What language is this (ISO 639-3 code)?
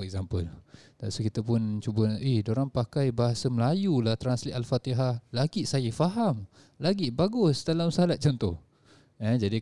msa